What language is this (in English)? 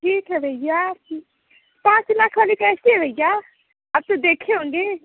Hindi